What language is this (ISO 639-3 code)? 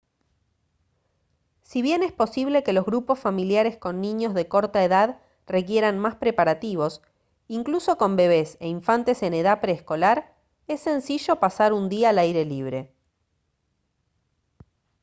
spa